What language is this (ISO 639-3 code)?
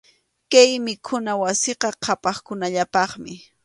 qxu